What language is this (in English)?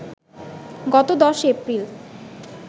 Bangla